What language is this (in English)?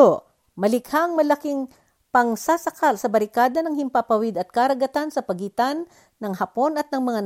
Filipino